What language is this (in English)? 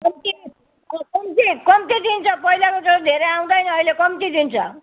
Nepali